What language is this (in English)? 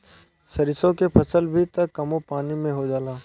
Bhojpuri